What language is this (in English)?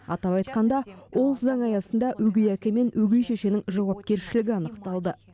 Kazakh